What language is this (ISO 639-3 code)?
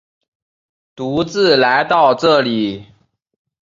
zho